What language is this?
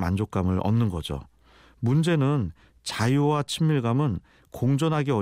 Korean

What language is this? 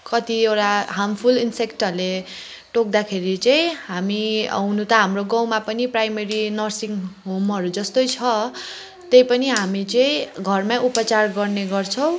Nepali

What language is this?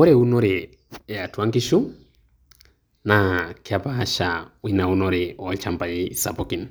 Masai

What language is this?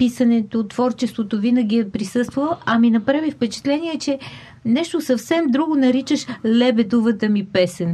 Bulgarian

